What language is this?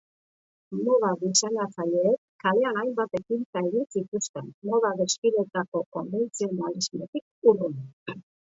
Basque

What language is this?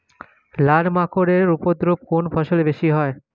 Bangla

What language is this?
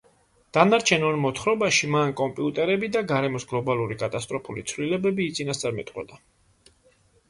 Georgian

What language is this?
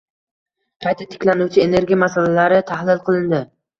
Uzbek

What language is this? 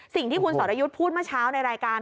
Thai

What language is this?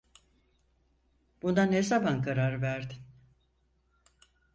Turkish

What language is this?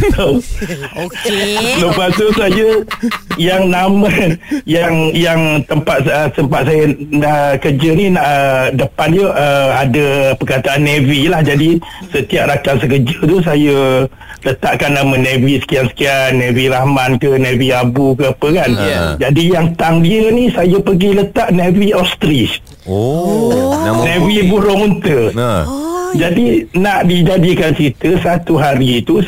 Malay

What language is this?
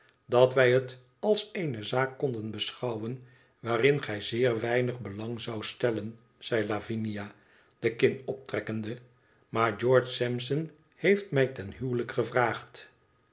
Dutch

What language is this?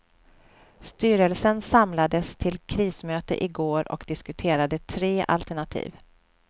Swedish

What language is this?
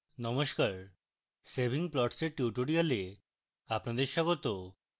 Bangla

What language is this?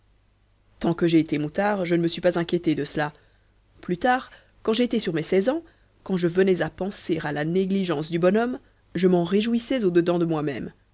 French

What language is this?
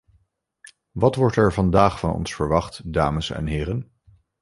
Dutch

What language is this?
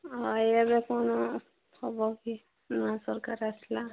Odia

